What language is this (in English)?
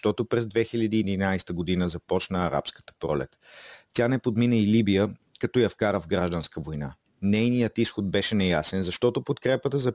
Bulgarian